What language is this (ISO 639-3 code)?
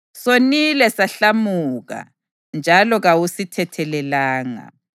nde